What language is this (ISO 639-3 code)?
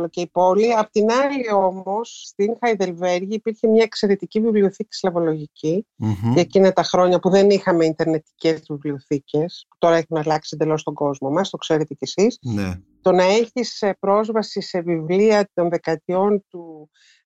ell